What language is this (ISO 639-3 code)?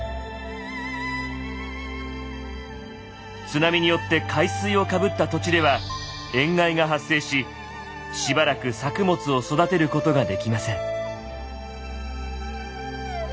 jpn